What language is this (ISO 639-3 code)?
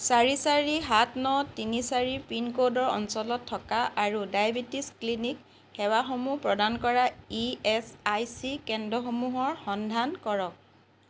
asm